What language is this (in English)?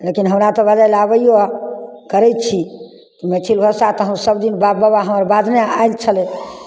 Maithili